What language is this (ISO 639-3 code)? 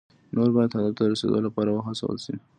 pus